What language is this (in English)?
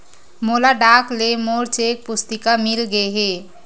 Chhattisgarhi